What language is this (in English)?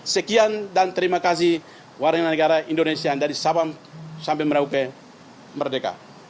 Indonesian